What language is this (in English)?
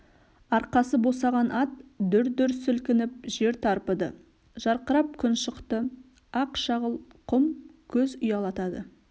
Kazakh